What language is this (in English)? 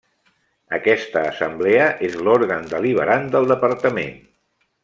Catalan